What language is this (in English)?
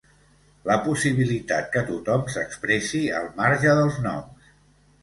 Catalan